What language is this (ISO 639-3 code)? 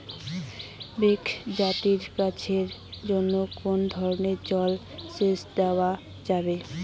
ben